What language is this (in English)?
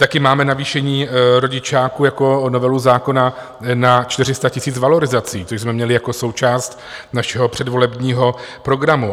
Czech